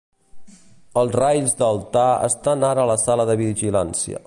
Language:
Catalan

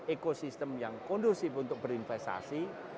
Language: Indonesian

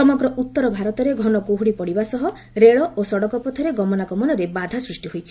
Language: Odia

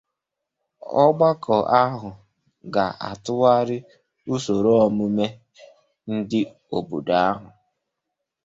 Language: Igbo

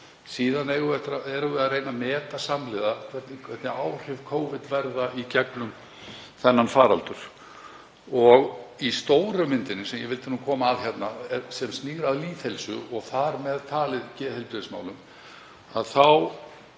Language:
Icelandic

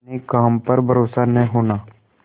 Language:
Hindi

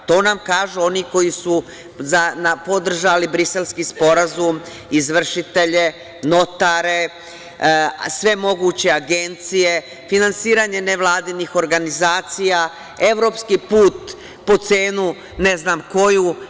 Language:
Serbian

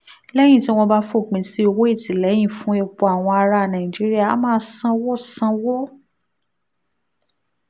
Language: Yoruba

